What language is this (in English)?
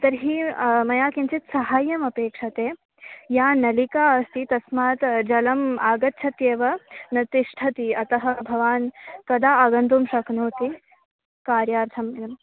Sanskrit